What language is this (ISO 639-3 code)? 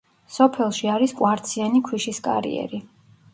kat